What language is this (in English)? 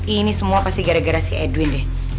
Indonesian